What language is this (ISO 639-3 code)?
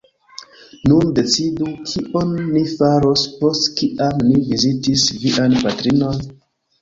epo